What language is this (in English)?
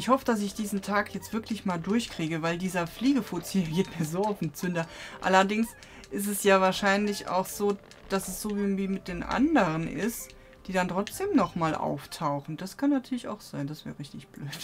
German